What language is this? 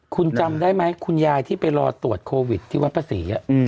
Thai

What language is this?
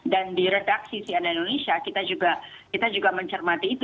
Indonesian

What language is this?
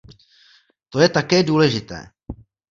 Czech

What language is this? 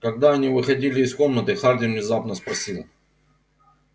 Russian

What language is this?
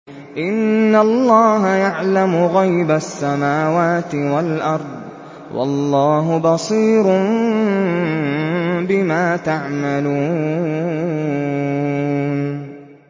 Arabic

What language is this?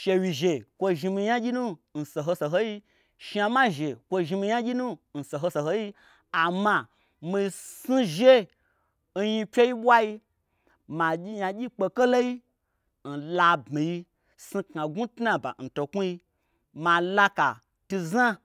Gbagyi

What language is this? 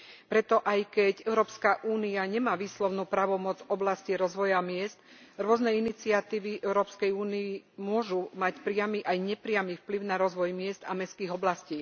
Slovak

